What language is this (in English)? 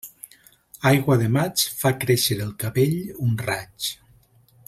Catalan